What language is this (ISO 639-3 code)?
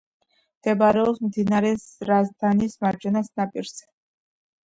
kat